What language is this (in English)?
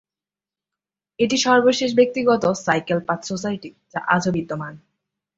Bangla